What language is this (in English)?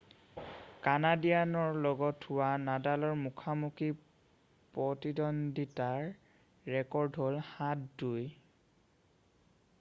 Assamese